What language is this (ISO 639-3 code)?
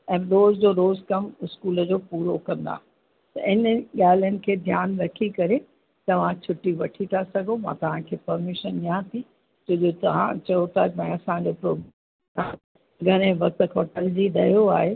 snd